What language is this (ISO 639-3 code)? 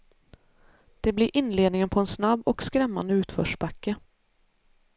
swe